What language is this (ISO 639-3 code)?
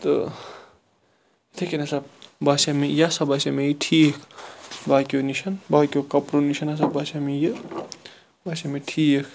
kas